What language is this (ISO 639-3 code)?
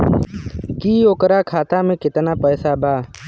bho